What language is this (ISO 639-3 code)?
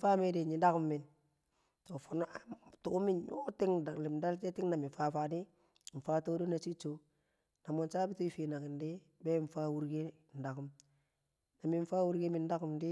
kcq